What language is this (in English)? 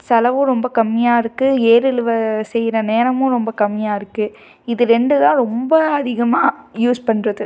Tamil